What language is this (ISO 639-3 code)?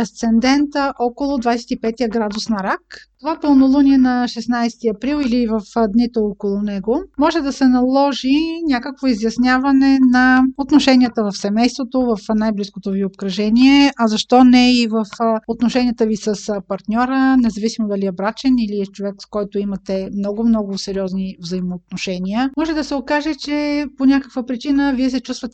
bul